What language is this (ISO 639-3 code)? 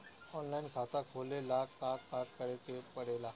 bho